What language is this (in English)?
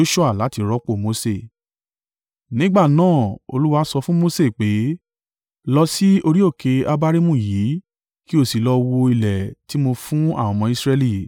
Yoruba